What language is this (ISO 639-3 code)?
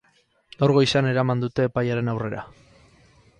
eus